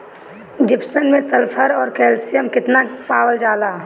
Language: Bhojpuri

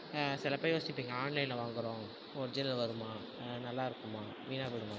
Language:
Tamil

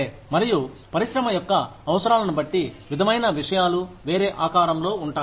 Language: Telugu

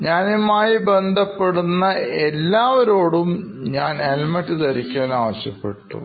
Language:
Malayalam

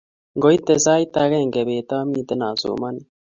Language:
Kalenjin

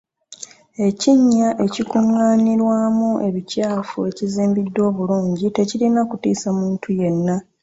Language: Ganda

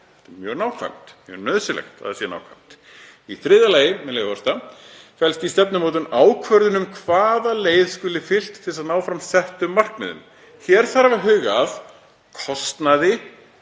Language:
Icelandic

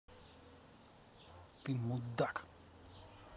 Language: Russian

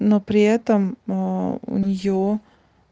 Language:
Russian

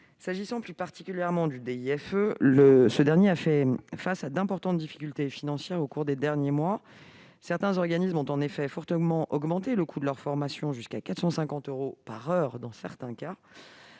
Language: French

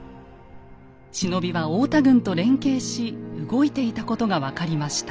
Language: Japanese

